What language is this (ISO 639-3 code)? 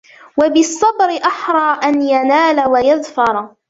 ara